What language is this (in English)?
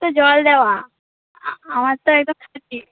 Bangla